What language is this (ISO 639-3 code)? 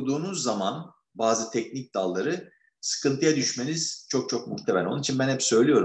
tur